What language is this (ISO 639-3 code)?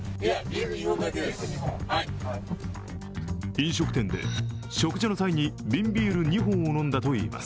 jpn